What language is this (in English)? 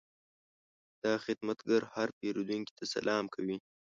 Pashto